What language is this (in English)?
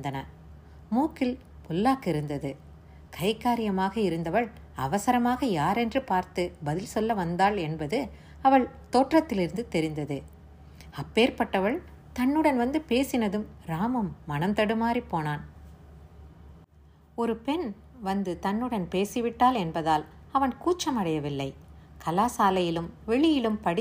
Tamil